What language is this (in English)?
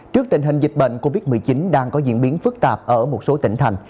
Vietnamese